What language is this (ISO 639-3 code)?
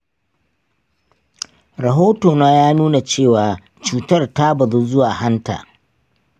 hau